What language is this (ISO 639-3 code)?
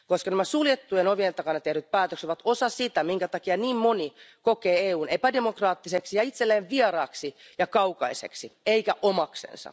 fin